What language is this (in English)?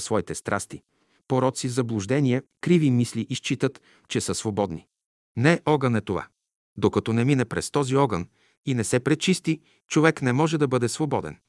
Bulgarian